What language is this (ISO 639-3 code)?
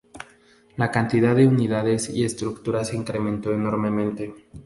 spa